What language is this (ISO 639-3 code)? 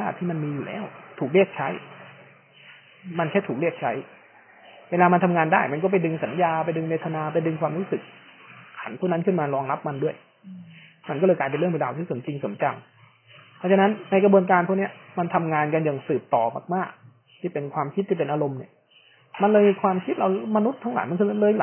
tha